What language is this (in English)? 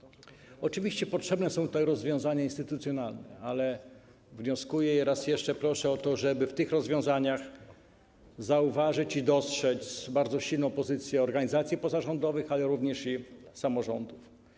Polish